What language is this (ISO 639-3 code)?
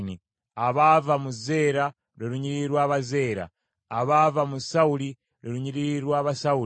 lug